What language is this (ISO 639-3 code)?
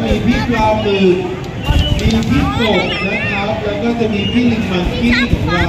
tha